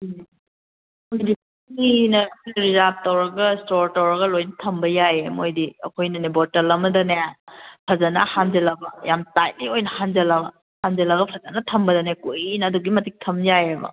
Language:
Manipuri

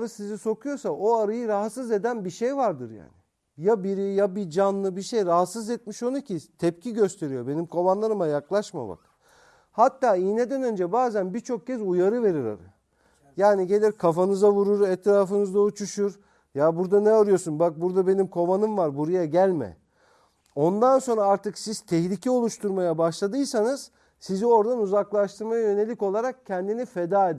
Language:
Turkish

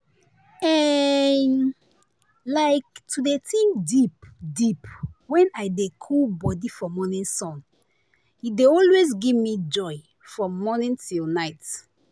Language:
Nigerian Pidgin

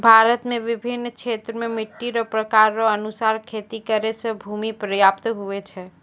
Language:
Maithili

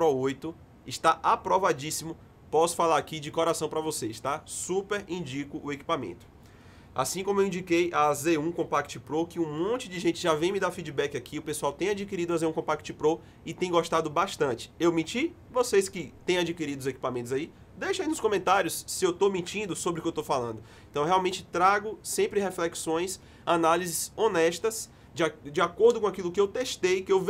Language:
Portuguese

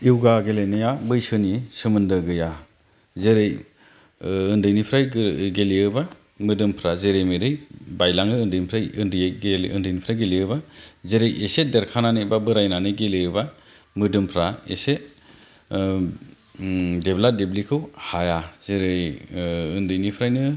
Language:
Bodo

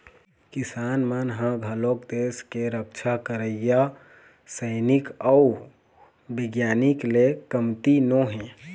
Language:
Chhattisgarhi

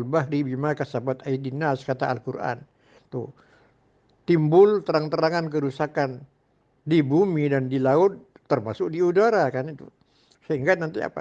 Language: Indonesian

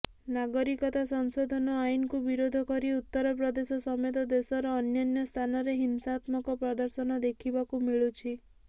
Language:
Odia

